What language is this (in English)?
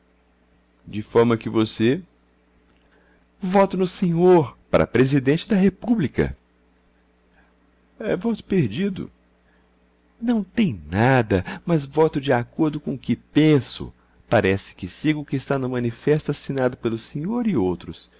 Portuguese